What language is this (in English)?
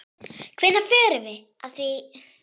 Icelandic